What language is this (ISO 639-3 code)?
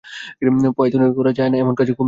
ben